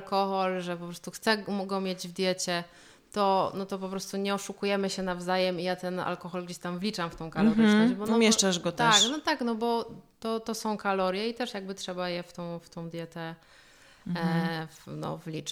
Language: Polish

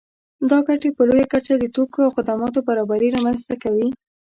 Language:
Pashto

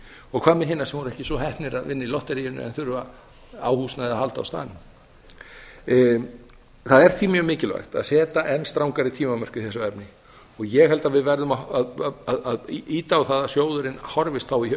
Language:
Icelandic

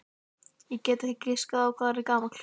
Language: Icelandic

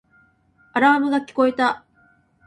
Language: Japanese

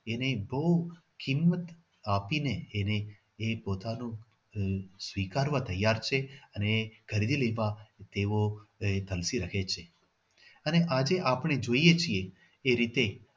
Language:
Gujarati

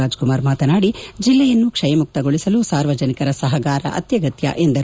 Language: Kannada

